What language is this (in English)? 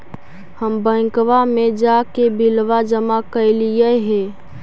Magahi